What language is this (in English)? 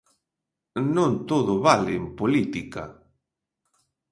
Galician